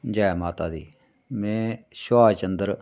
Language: Dogri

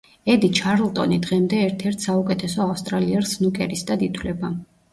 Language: Georgian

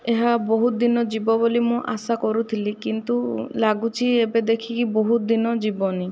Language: Odia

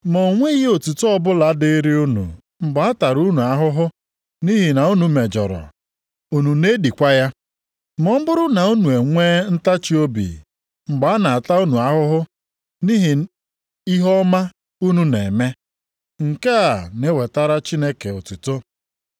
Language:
Igbo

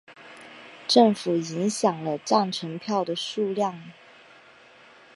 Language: Chinese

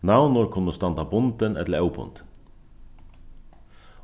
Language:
Faroese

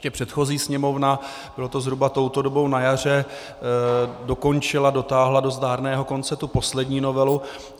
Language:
Czech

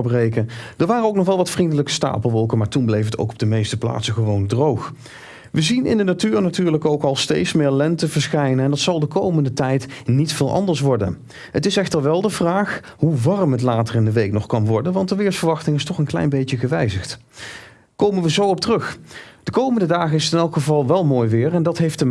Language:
Dutch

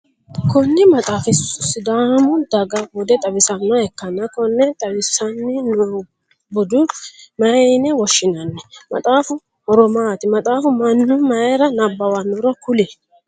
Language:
Sidamo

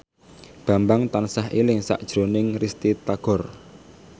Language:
Javanese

